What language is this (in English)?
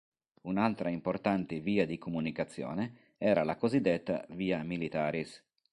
Italian